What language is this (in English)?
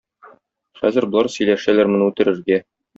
Tatar